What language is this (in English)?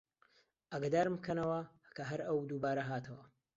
Central Kurdish